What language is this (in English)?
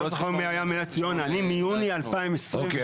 Hebrew